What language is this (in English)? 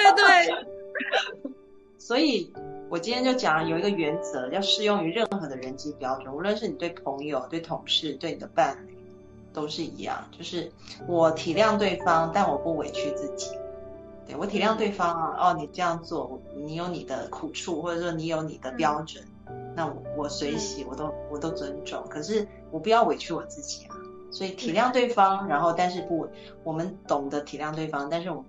Chinese